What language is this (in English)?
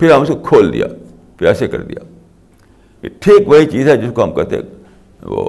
Urdu